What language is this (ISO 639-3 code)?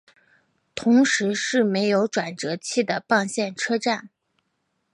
zho